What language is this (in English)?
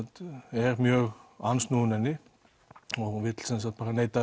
Icelandic